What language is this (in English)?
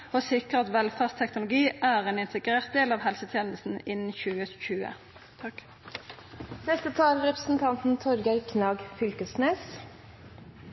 Norwegian Nynorsk